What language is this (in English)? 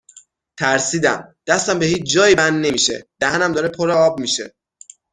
Persian